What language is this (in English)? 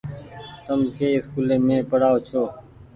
Goaria